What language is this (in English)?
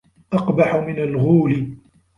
Arabic